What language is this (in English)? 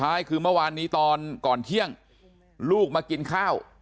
Thai